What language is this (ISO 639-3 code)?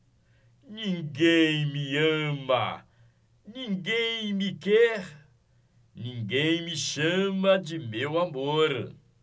por